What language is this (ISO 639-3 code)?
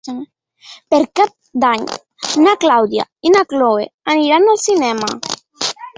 cat